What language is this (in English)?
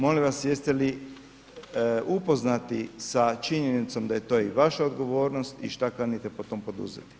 Croatian